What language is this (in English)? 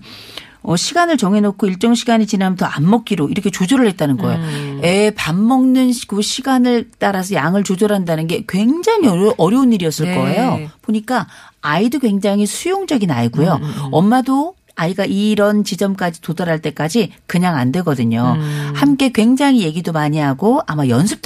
Korean